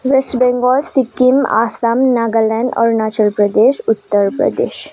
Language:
Nepali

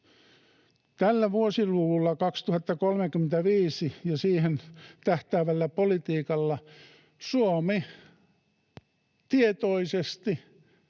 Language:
Finnish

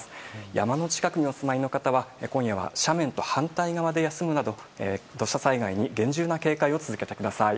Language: Japanese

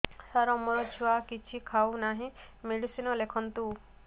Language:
Odia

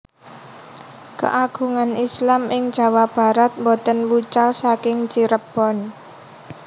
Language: Javanese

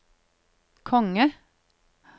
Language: Norwegian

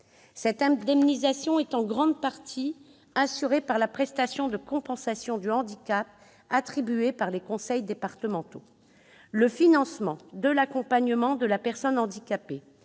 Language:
French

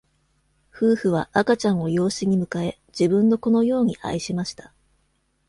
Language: Japanese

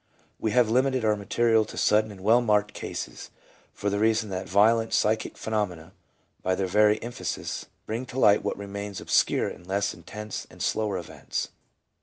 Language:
English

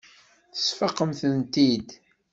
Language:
Kabyle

